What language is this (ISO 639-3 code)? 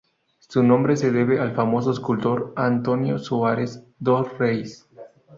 spa